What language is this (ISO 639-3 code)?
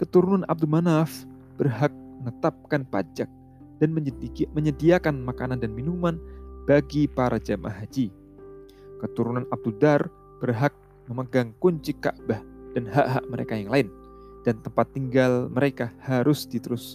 ind